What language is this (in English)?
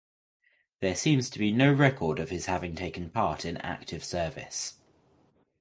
English